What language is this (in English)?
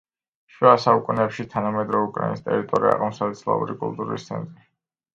Georgian